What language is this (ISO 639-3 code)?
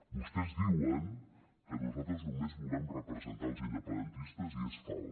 cat